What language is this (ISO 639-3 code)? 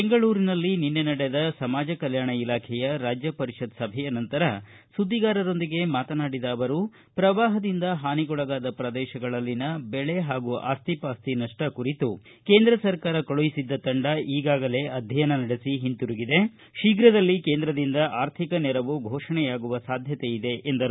kan